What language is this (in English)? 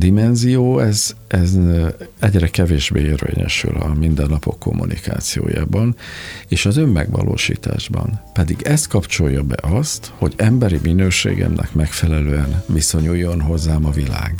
Hungarian